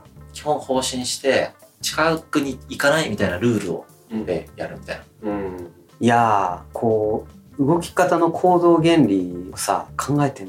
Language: Japanese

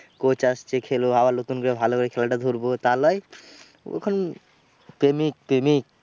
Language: Bangla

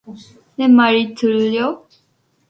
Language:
Korean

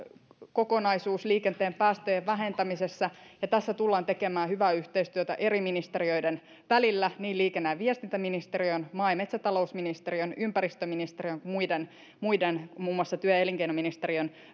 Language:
Finnish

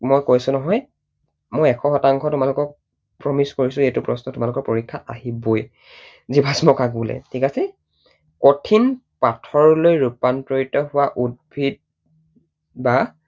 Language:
Assamese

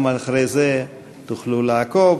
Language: Hebrew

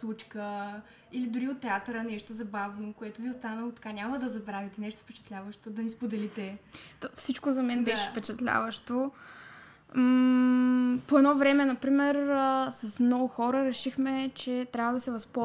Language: Bulgarian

